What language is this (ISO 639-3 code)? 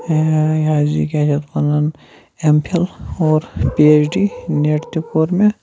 kas